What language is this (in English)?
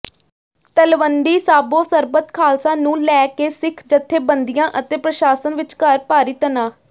Punjabi